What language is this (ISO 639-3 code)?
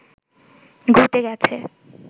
ben